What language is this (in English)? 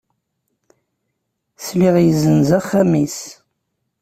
Kabyle